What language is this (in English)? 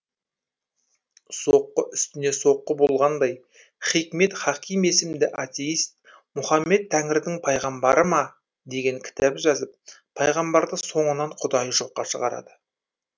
Kazakh